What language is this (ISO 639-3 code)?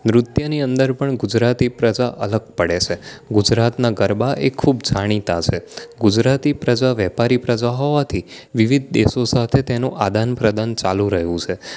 guj